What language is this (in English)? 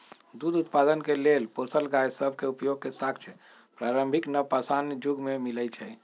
Magahi